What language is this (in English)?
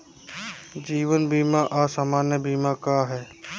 Bhojpuri